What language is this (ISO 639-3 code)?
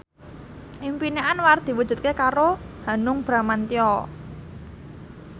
jav